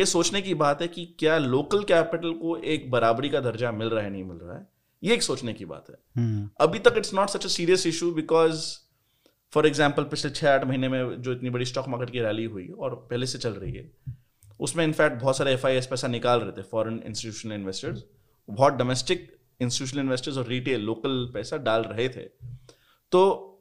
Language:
Hindi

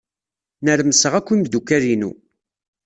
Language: Kabyle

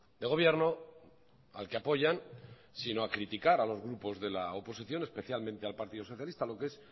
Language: Spanish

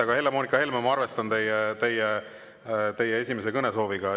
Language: Estonian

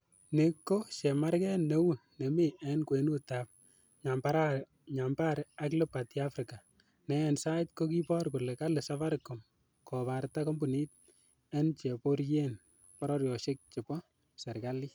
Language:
Kalenjin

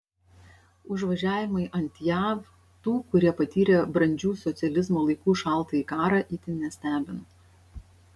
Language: Lithuanian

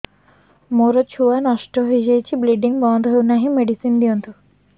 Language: Odia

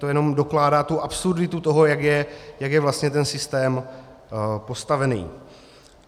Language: Czech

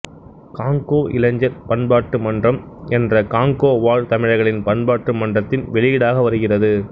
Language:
Tamil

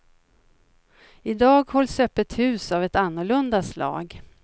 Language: Swedish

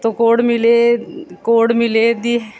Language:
Punjabi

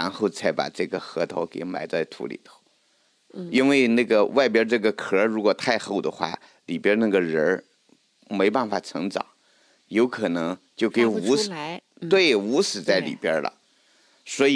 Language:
Chinese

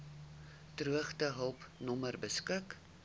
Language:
Afrikaans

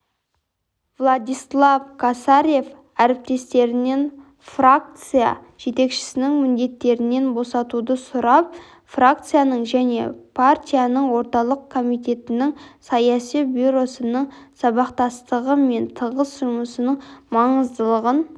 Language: Kazakh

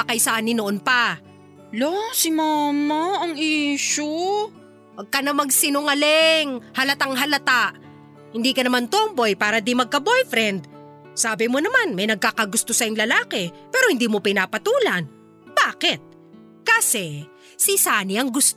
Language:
Filipino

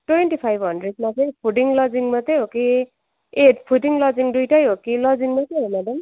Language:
Nepali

